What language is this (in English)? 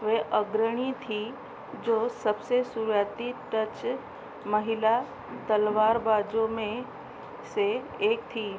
Hindi